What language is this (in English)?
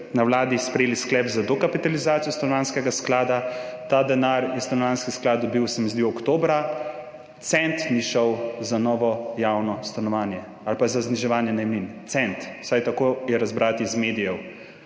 Slovenian